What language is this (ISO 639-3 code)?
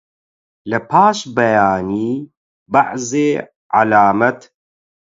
ckb